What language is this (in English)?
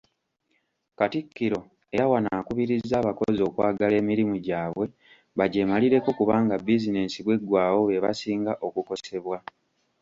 Ganda